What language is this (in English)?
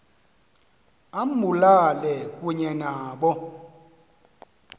Xhosa